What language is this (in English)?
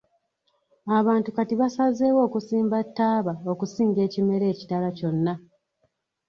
Ganda